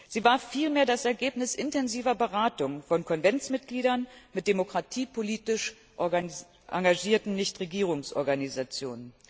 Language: German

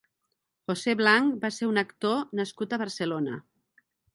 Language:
Catalan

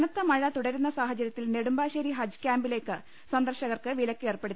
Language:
Malayalam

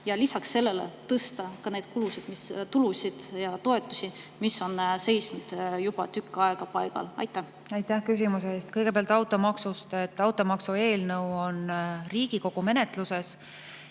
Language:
Estonian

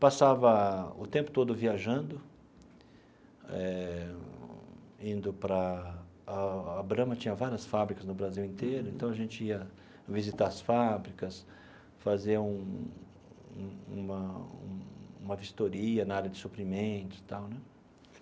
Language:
Portuguese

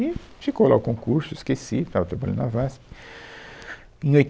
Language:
Portuguese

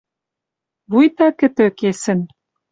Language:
Western Mari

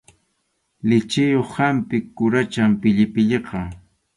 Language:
Arequipa-La Unión Quechua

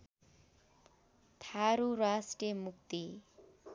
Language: Nepali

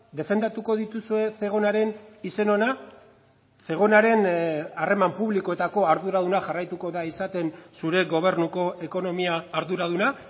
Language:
Basque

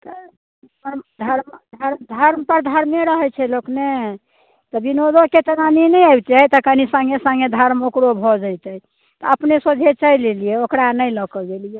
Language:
Maithili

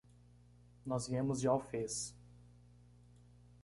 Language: Portuguese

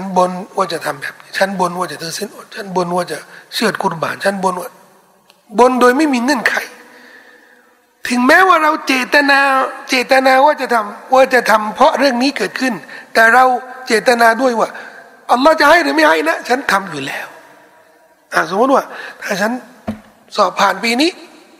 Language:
Thai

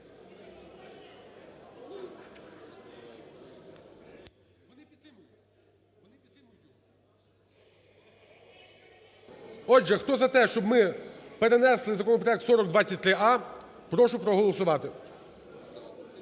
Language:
Ukrainian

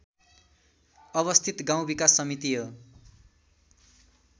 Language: Nepali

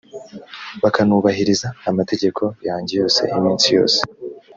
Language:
Kinyarwanda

